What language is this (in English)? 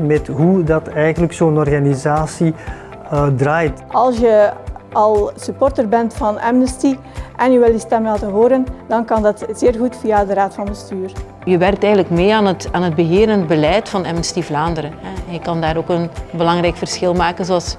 Dutch